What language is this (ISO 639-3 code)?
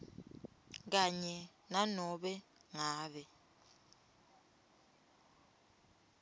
ssw